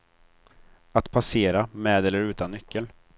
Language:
Swedish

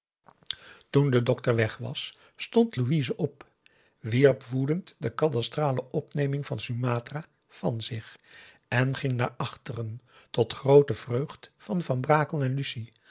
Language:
Dutch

